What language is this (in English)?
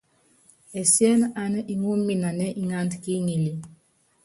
Yangben